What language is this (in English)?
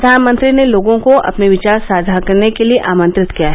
Hindi